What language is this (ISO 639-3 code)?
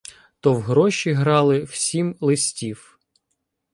ukr